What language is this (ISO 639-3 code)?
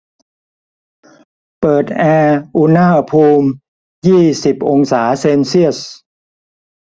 tha